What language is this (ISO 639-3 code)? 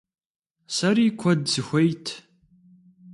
kbd